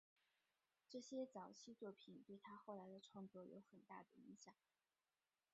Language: Chinese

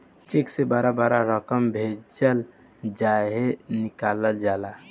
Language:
Bhojpuri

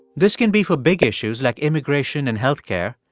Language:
English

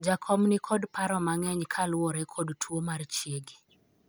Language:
Luo (Kenya and Tanzania)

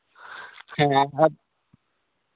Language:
Santali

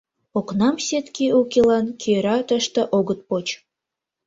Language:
Mari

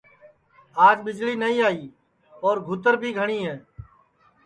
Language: Sansi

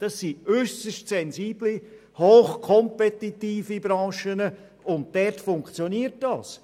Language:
Swiss German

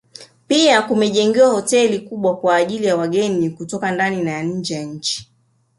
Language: Swahili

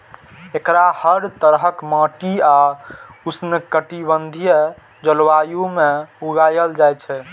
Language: Maithili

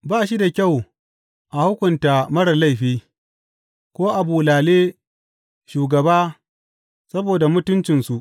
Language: Hausa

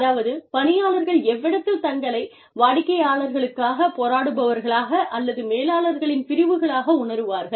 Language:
Tamil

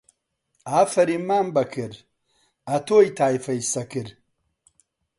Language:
Central Kurdish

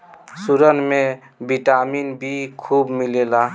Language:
Bhojpuri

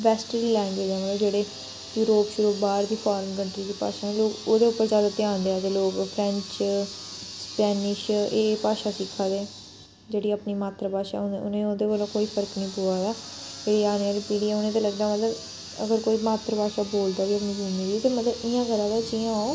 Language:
Dogri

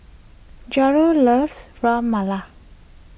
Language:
English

